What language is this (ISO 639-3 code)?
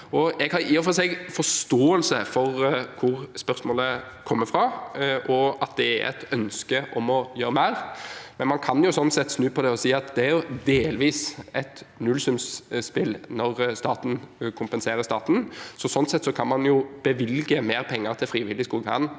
nor